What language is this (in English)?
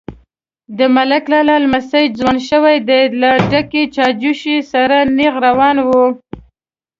Pashto